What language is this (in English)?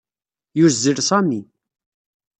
Kabyle